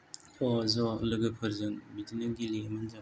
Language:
Bodo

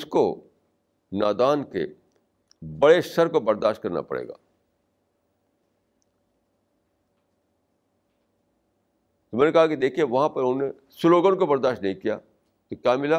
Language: Urdu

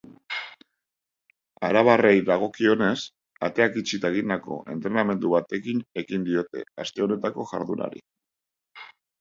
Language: Basque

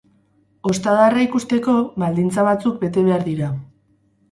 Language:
Basque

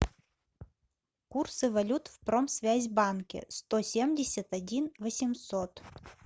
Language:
Russian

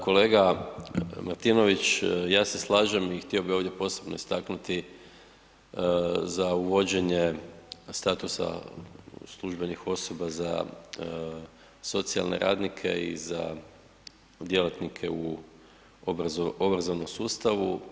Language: Croatian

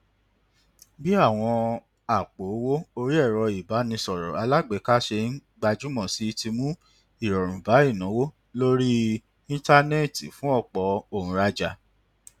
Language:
Yoruba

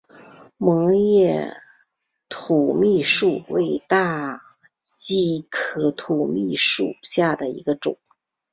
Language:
Chinese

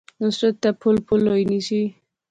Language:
Pahari-Potwari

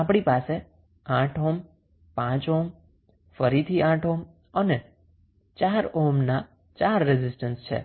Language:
Gujarati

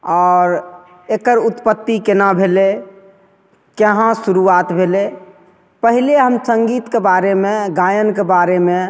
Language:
Maithili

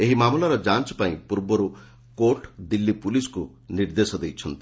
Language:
Odia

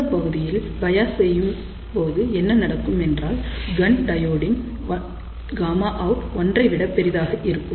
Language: Tamil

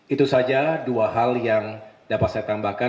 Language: Indonesian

